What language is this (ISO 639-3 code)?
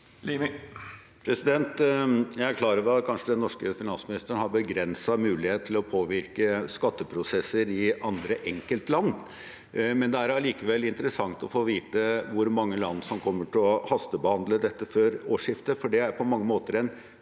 nor